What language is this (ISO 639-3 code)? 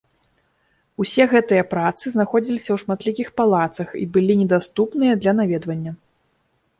bel